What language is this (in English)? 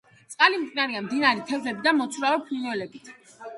Georgian